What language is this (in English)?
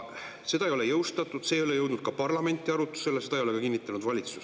Estonian